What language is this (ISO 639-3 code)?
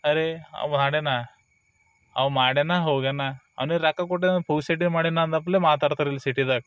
kan